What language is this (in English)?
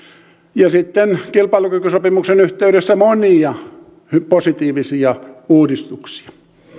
Finnish